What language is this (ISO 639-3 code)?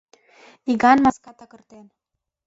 chm